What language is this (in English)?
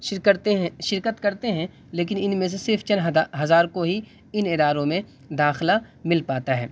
Urdu